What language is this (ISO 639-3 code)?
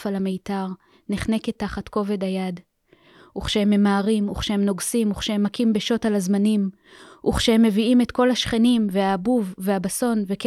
heb